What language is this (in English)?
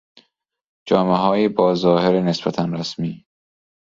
Persian